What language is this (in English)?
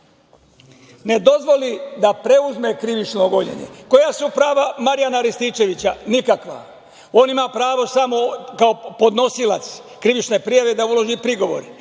Serbian